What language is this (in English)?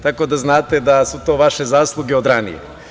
Serbian